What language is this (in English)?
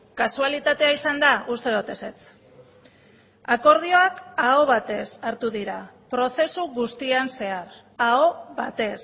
Basque